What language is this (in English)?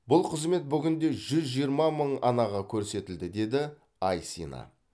Kazakh